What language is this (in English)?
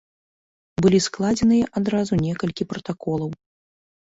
Belarusian